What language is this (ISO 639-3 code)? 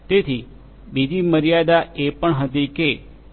guj